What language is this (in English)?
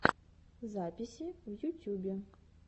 Russian